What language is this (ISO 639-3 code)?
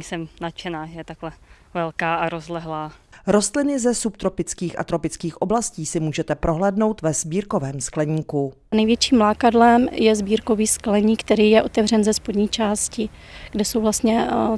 ces